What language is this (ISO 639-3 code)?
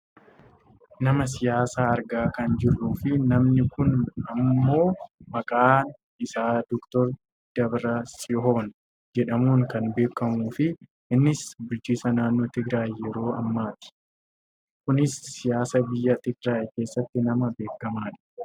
orm